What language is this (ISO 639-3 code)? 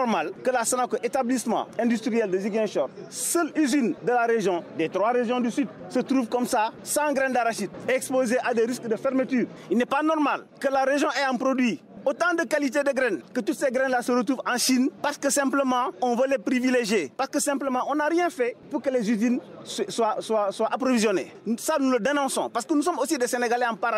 fra